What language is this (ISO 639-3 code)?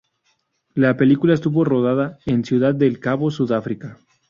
spa